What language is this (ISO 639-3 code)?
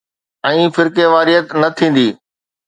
snd